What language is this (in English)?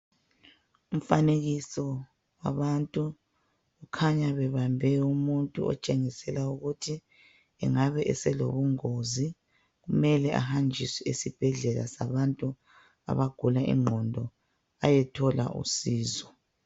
North Ndebele